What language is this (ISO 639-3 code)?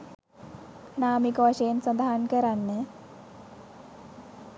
sin